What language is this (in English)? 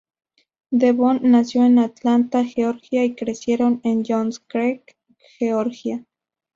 Spanish